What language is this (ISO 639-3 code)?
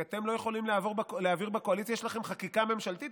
heb